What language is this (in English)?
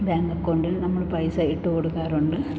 Malayalam